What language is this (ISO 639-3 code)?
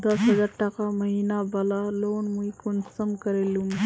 mag